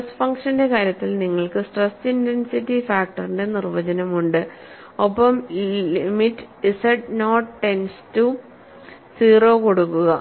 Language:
Malayalam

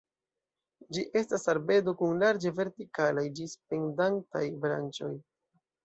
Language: Esperanto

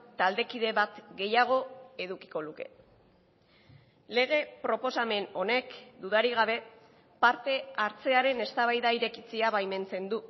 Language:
Basque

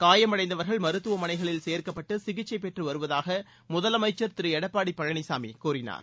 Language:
Tamil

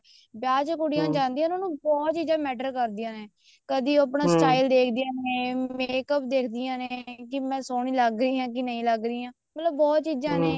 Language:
Punjabi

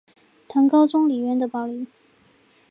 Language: Chinese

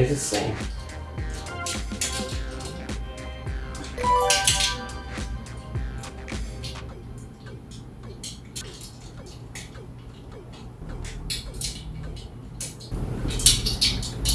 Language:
Korean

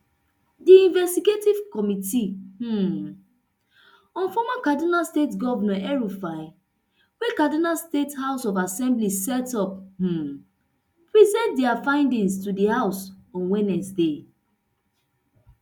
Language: Nigerian Pidgin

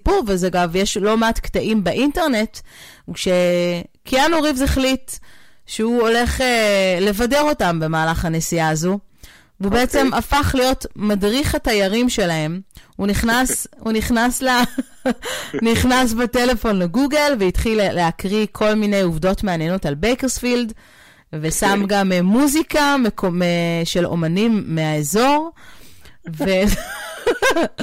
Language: Hebrew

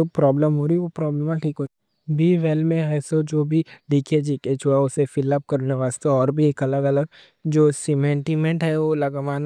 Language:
Deccan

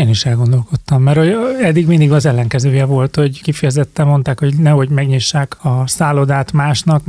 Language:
Hungarian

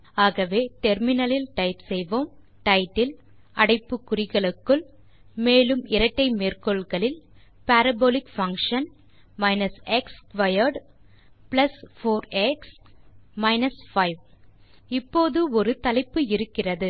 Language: Tamil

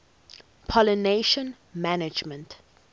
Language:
English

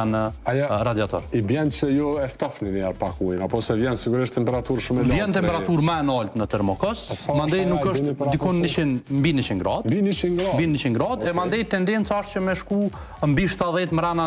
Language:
Romanian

